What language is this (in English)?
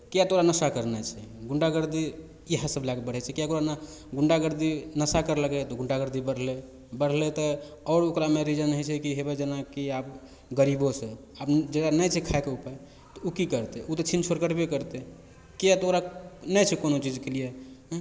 Maithili